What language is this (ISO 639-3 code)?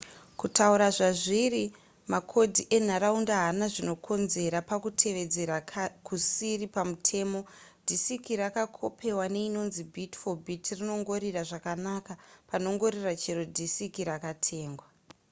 sna